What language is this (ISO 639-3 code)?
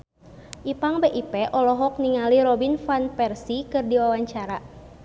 sun